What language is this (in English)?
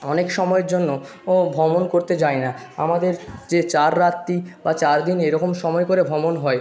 Bangla